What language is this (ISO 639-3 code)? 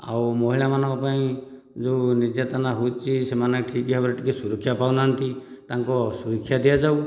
ori